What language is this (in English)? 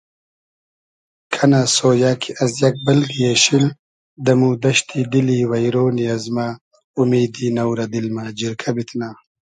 Hazaragi